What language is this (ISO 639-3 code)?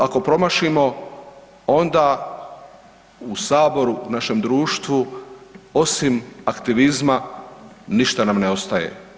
hrv